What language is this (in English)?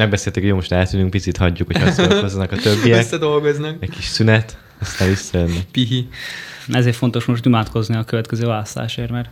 Hungarian